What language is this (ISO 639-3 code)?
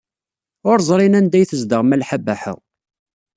kab